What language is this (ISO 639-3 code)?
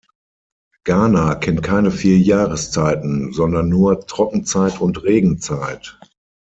deu